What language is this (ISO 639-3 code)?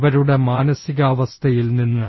mal